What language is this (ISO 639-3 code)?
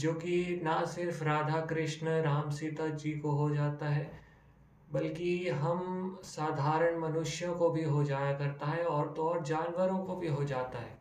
hin